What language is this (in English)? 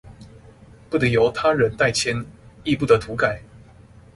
Chinese